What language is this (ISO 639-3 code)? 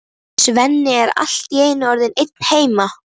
isl